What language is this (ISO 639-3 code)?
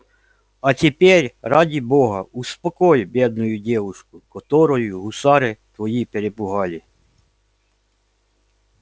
rus